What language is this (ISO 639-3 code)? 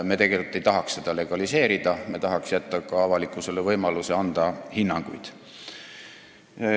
est